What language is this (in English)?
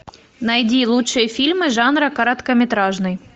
Russian